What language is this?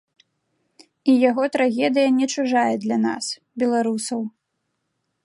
Belarusian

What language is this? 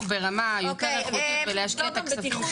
Hebrew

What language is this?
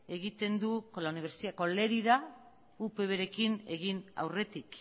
Basque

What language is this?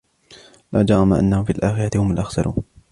Arabic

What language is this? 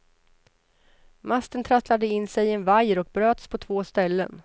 Swedish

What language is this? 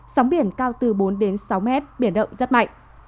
Vietnamese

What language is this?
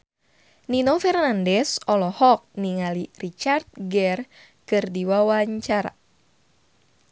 Sundanese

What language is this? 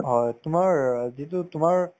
Assamese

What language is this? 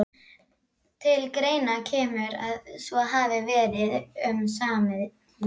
Icelandic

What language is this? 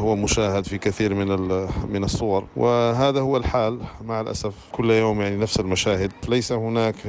Arabic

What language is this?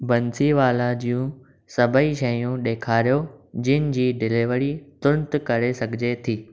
Sindhi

